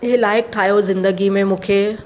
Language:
Sindhi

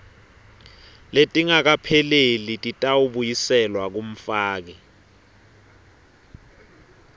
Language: Swati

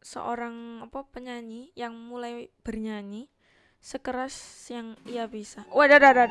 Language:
Indonesian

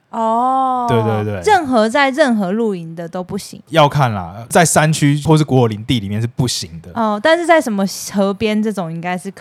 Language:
Chinese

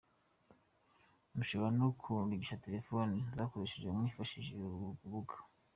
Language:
Kinyarwanda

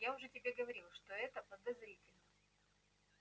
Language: Russian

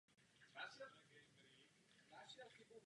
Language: Czech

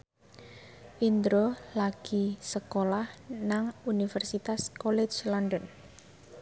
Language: Javanese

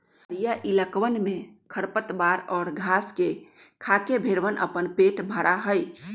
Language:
Magahi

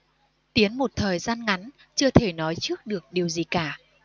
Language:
Vietnamese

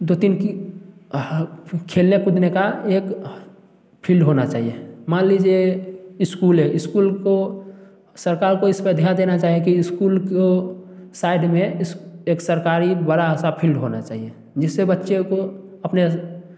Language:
Hindi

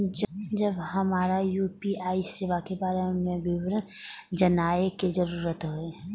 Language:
Maithili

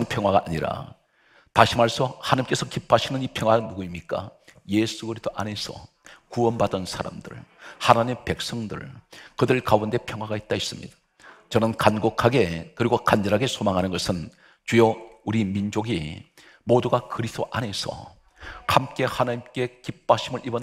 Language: Korean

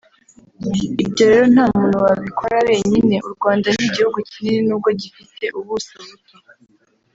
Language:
Kinyarwanda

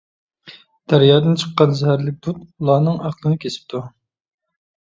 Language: Uyghur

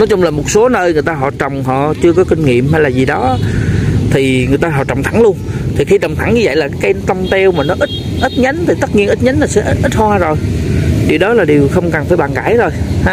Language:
Vietnamese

